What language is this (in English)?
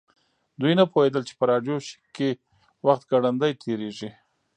Pashto